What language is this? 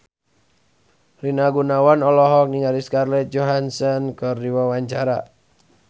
Sundanese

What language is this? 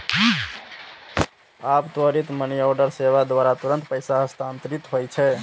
Maithili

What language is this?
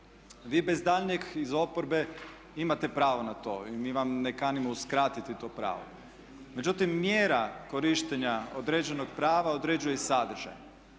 Croatian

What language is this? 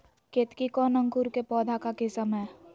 Magahi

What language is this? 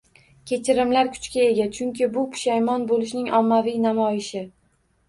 Uzbek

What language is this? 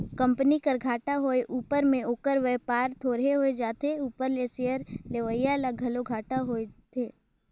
Chhattisgarhi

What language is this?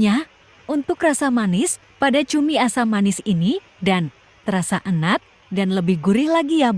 Indonesian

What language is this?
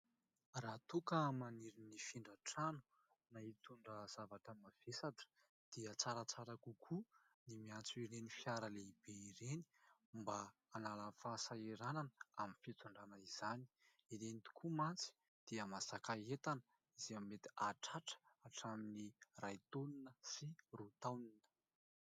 Malagasy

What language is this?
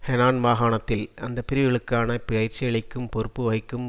Tamil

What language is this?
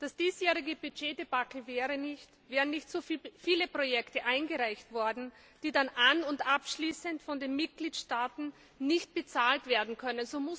German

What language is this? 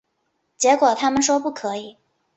Chinese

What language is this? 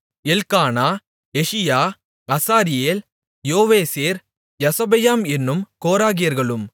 Tamil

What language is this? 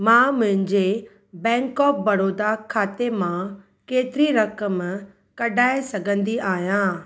Sindhi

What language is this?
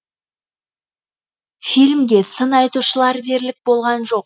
Kazakh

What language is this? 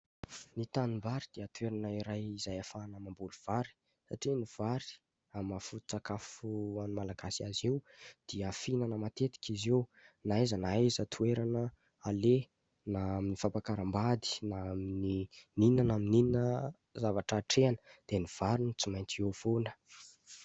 Malagasy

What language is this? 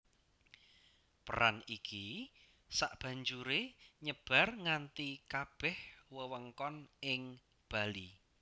Javanese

